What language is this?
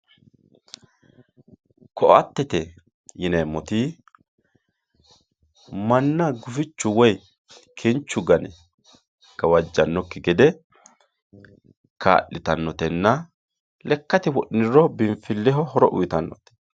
Sidamo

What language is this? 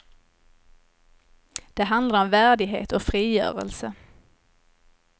Swedish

